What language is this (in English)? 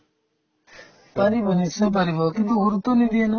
Assamese